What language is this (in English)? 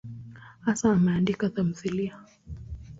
Swahili